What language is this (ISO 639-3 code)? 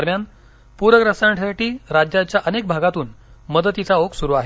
mar